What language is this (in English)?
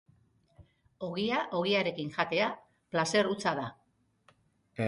Basque